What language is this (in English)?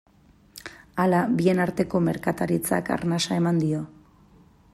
Basque